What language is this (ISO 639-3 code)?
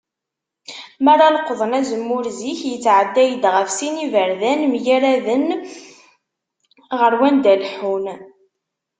kab